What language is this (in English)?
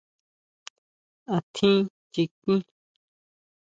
Huautla Mazatec